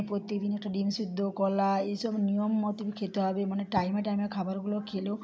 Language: Bangla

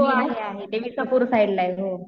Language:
Marathi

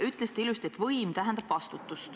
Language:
Estonian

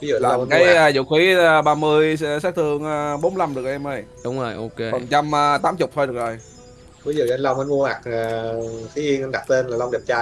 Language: Vietnamese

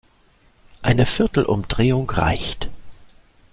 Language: German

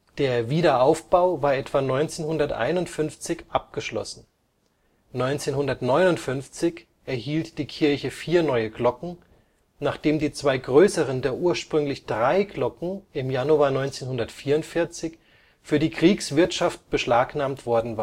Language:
German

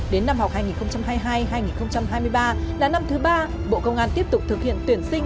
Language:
Vietnamese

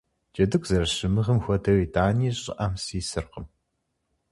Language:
Kabardian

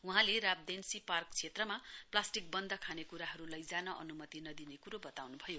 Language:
Nepali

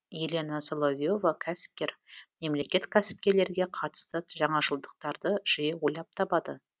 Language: Kazakh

